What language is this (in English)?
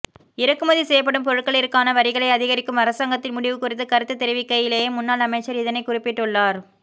Tamil